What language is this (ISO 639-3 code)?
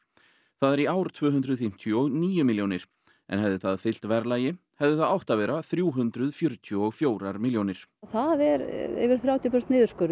isl